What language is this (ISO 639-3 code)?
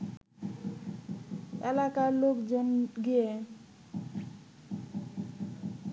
ben